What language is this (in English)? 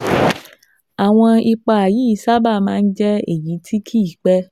Yoruba